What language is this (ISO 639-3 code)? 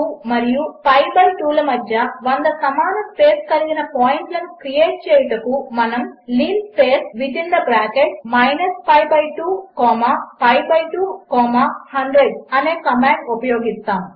tel